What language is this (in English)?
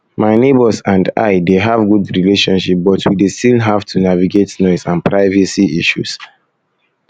Nigerian Pidgin